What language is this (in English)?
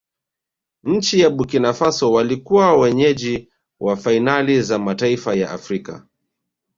Swahili